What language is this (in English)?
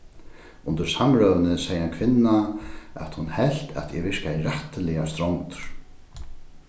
Faroese